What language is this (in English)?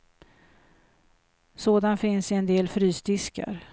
Swedish